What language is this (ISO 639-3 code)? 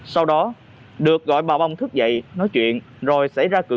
vie